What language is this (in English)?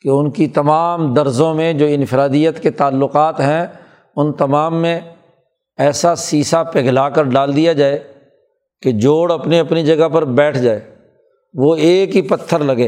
Urdu